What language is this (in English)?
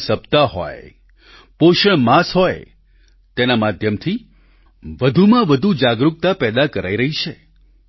Gujarati